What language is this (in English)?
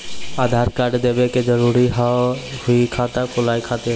Maithili